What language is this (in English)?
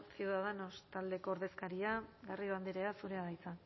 Basque